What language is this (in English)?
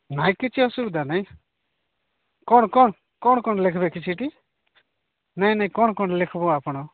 Odia